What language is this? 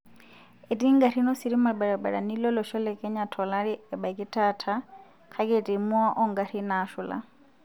Masai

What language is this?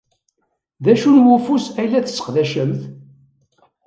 Kabyle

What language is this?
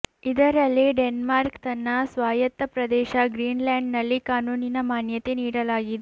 Kannada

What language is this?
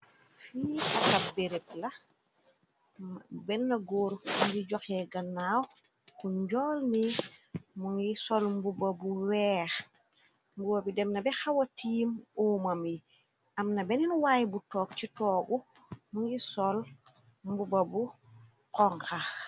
Wolof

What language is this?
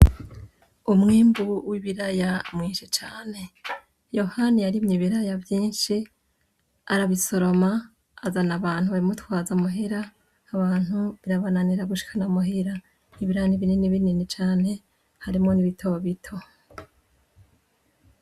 Rundi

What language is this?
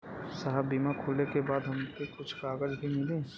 Bhojpuri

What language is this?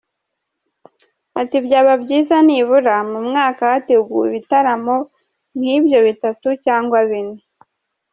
Kinyarwanda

